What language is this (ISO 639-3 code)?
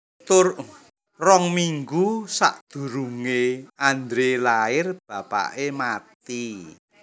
jav